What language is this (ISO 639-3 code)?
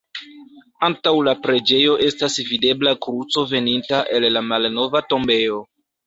epo